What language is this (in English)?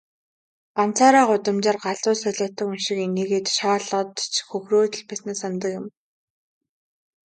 Mongolian